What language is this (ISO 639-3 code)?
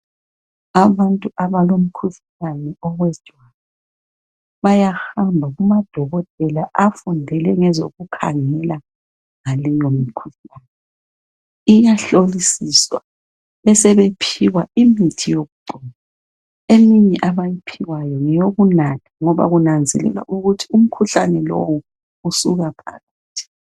nde